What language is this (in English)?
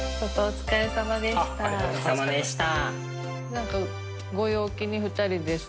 Japanese